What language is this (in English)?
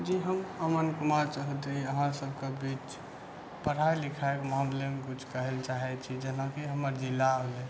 Maithili